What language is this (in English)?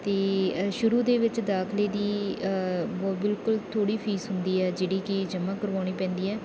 Punjabi